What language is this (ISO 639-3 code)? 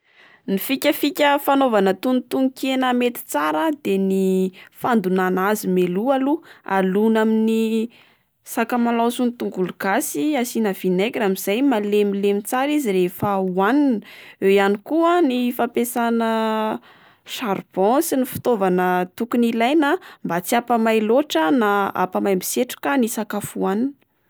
mlg